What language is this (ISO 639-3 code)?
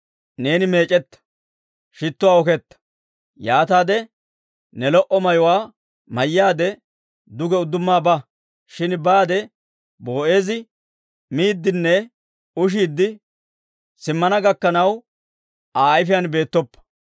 dwr